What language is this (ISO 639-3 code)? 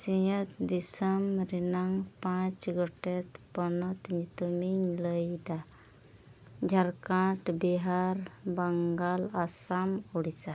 sat